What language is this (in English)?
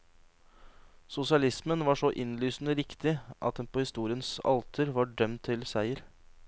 Norwegian